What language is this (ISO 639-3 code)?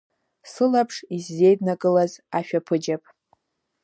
abk